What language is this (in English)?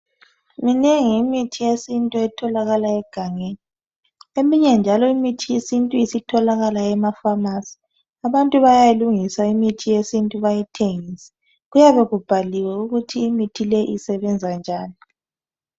North Ndebele